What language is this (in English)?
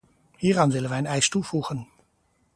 Dutch